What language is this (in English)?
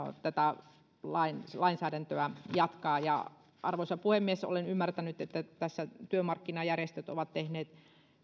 Finnish